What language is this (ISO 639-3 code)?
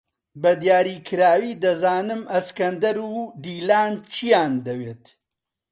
ckb